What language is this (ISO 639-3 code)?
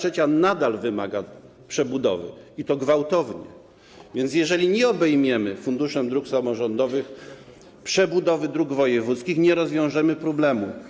pol